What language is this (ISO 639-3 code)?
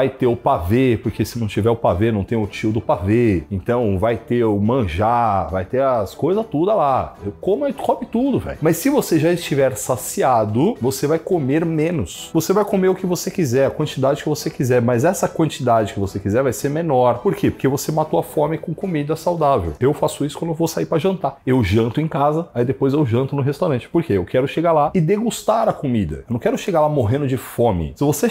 por